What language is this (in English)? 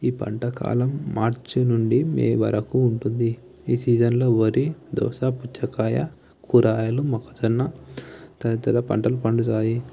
Telugu